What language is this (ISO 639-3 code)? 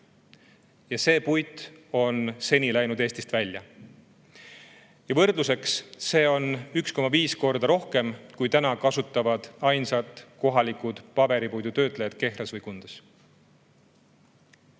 est